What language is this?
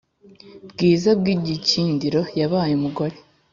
Kinyarwanda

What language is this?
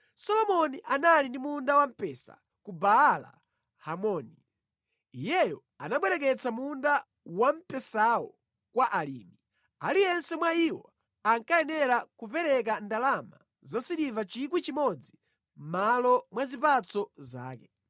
Nyanja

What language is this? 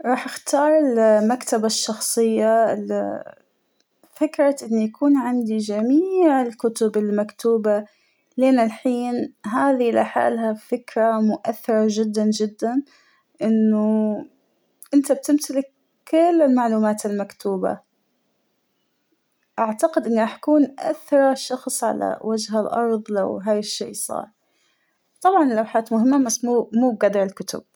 Hijazi Arabic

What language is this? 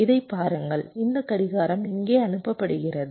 Tamil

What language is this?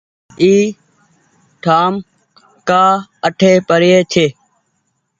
Goaria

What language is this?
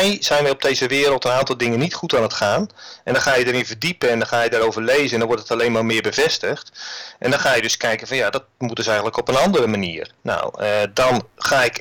Dutch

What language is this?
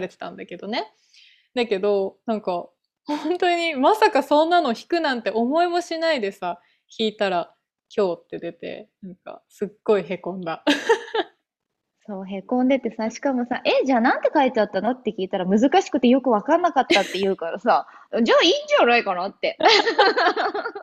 Japanese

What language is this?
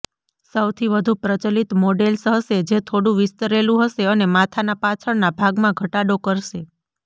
Gujarati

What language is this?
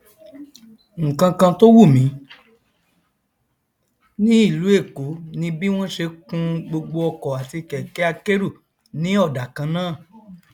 Yoruba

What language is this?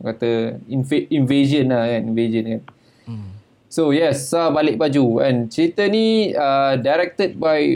Malay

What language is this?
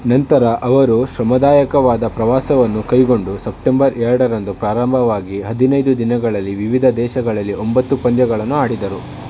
Kannada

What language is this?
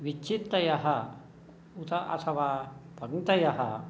Sanskrit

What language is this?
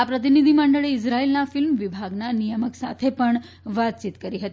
Gujarati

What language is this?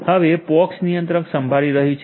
Gujarati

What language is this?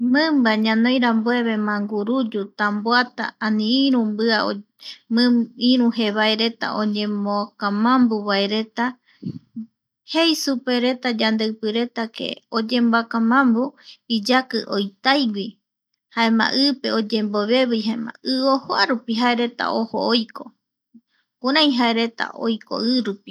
Eastern Bolivian Guaraní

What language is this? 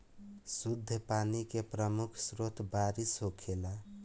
Bhojpuri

